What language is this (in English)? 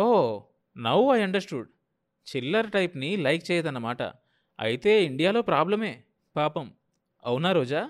Telugu